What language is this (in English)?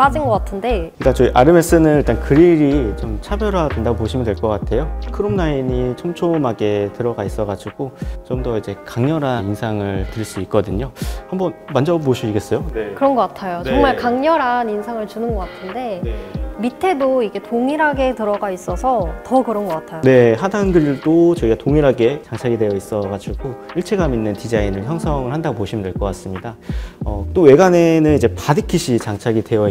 Korean